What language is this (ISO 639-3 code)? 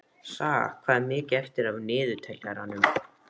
isl